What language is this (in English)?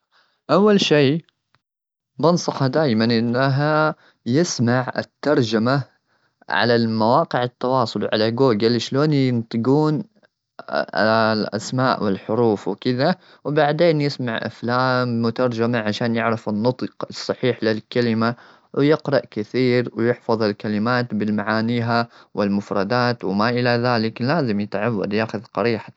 Gulf Arabic